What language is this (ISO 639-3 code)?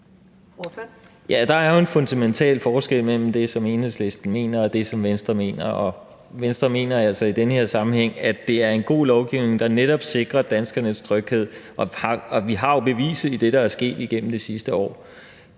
dan